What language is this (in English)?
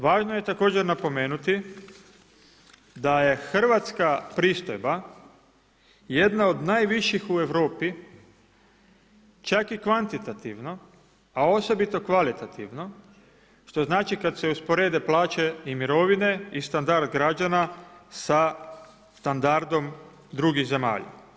Croatian